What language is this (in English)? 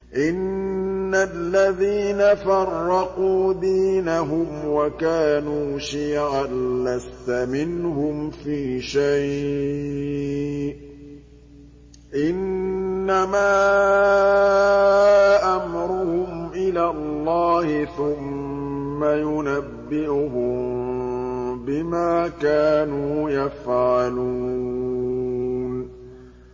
Arabic